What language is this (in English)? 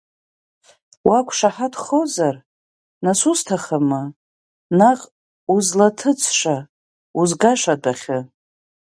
Abkhazian